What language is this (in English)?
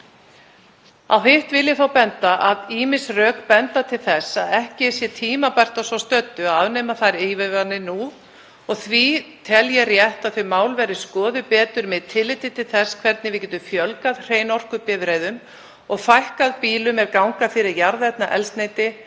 Icelandic